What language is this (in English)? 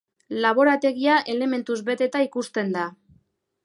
Basque